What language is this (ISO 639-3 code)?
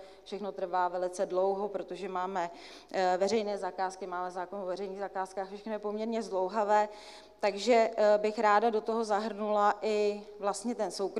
ces